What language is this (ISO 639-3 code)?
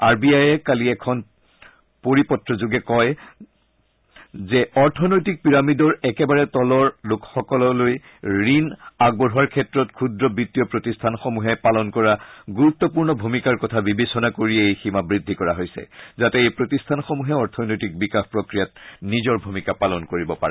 asm